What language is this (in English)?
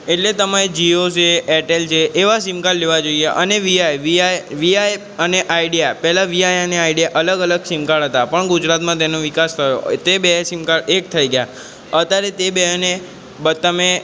Gujarati